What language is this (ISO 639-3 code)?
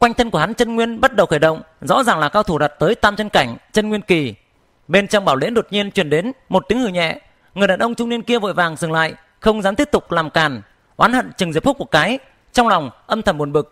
vie